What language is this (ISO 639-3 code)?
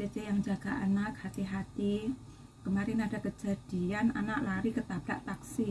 ind